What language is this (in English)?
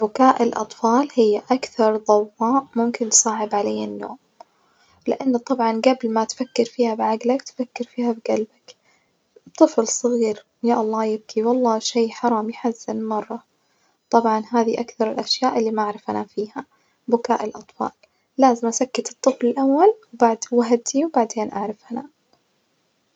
Najdi Arabic